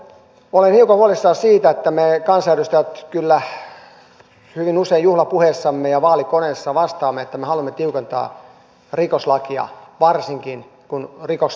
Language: Finnish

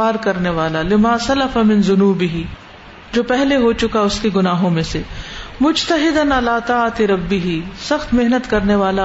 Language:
Urdu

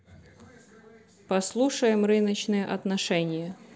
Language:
Russian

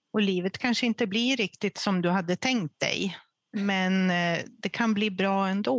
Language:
Swedish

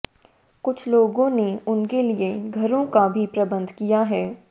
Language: Hindi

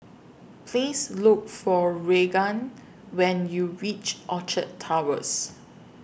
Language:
English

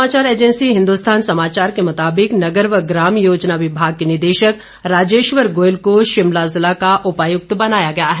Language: Hindi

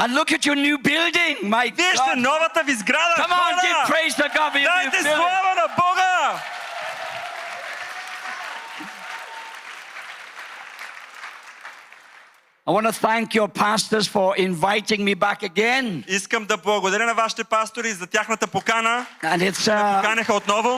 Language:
Bulgarian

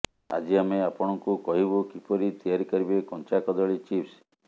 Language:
Odia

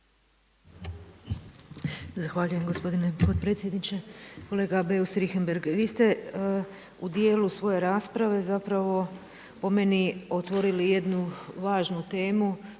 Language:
Croatian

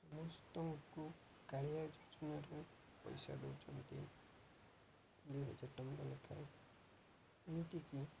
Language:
Odia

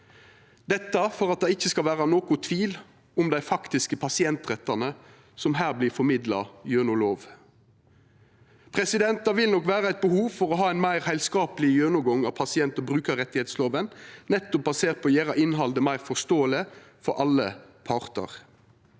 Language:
Norwegian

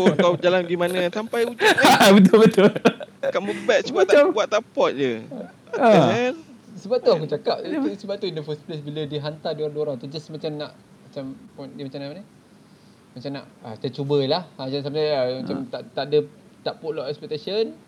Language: Malay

